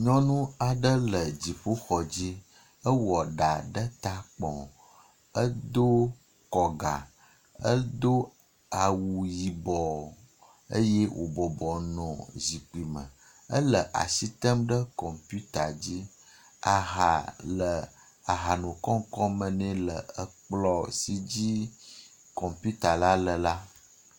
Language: Ewe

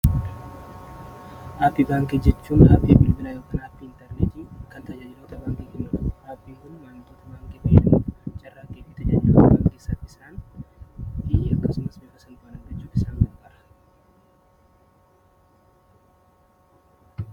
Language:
Oromo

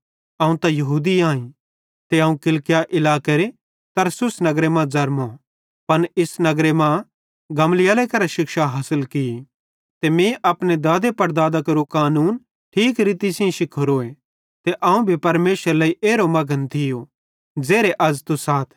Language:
Bhadrawahi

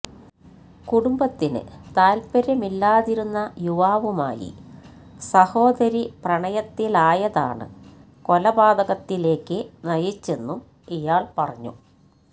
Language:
Malayalam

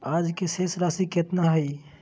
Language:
Magahi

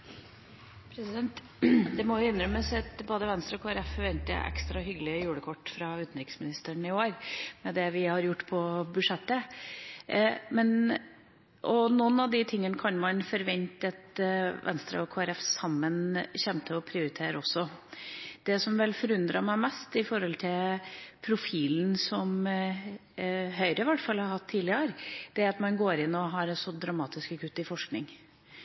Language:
Norwegian Bokmål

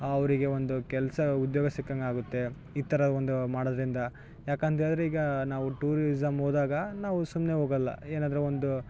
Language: Kannada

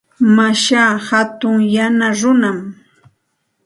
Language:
Santa Ana de Tusi Pasco Quechua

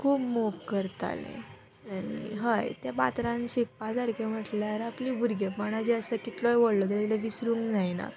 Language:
Konkani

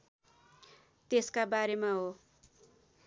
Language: Nepali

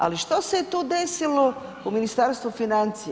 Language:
Croatian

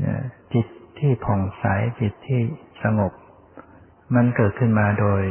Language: Thai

